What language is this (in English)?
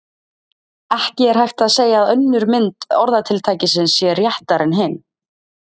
Icelandic